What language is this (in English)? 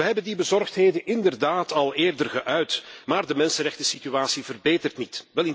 Dutch